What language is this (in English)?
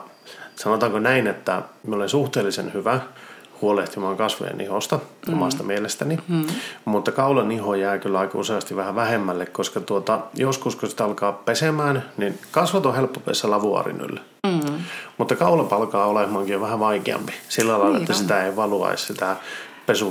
Finnish